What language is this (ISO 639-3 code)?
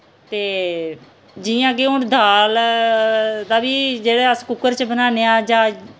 doi